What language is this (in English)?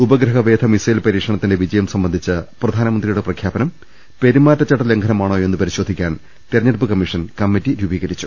Malayalam